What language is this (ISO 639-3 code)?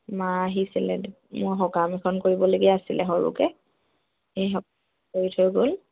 asm